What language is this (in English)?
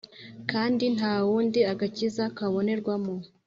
Kinyarwanda